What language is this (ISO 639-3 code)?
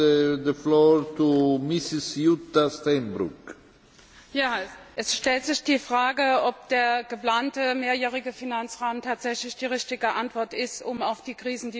deu